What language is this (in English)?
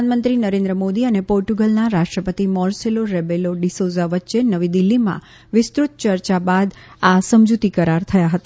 Gujarati